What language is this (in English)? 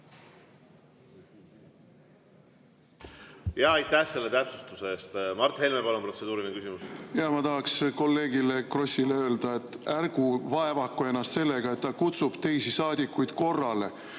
Estonian